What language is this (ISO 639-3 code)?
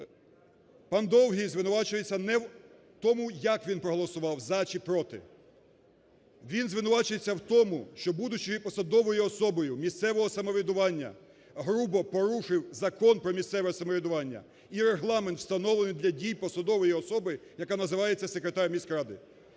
ukr